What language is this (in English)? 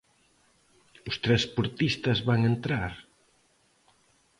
Galician